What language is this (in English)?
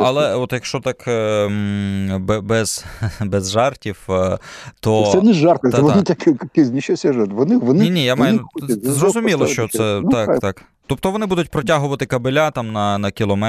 Ukrainian